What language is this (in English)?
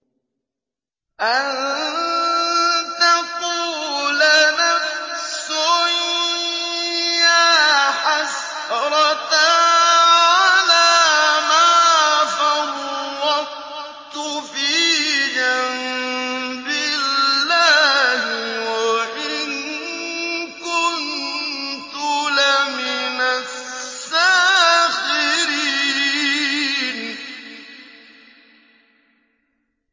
Arabic